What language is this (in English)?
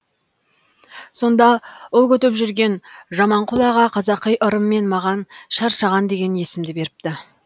Kazakh